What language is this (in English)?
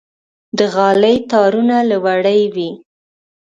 Pashto